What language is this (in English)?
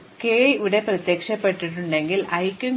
Malayalam